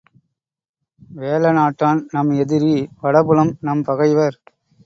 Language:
Tamil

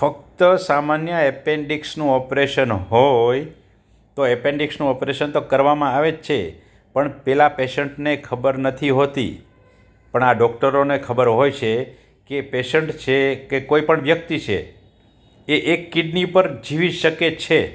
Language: Gujarati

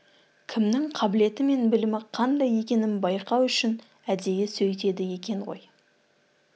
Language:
Kazakh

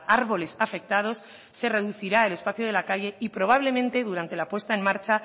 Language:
Spanish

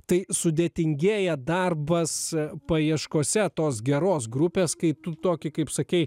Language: Lithuanian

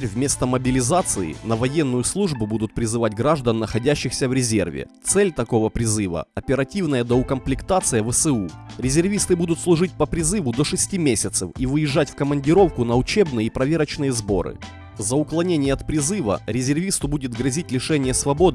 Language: Russian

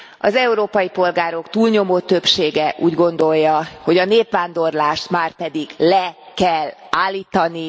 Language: Hungarian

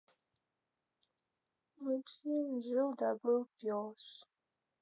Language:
Russian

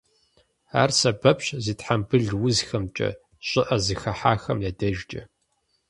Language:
Kabardian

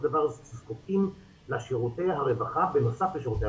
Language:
Hebrew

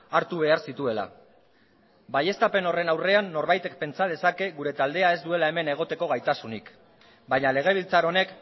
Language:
Basque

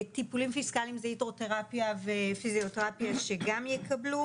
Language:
Hebrew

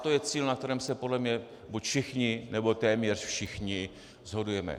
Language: Czech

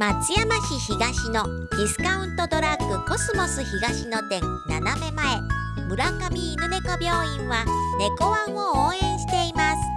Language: Japanese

